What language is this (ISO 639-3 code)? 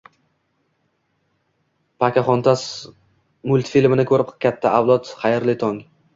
uzb